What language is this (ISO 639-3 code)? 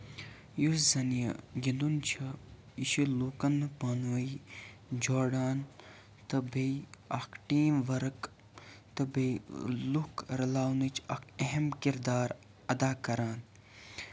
kas